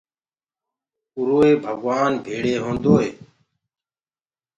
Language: Gurgula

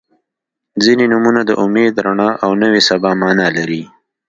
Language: Pashto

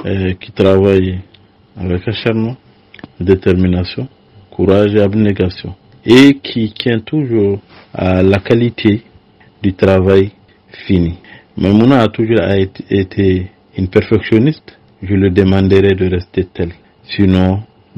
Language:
French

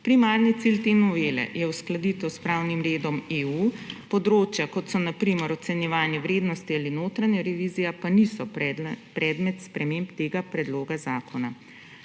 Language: Slovenian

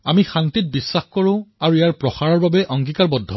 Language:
Assamese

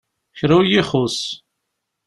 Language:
Kabyle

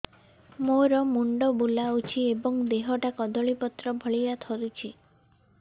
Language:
Odia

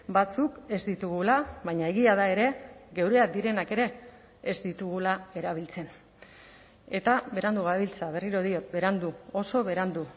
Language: Basque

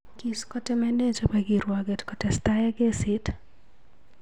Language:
Kalenjin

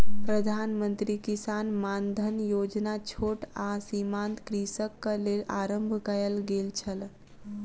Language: Maithili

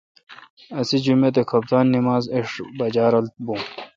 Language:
Kalkoti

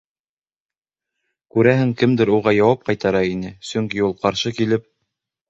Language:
Bashkir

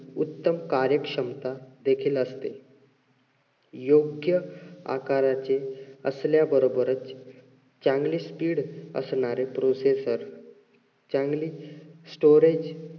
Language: Marathi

